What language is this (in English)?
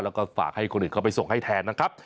Thai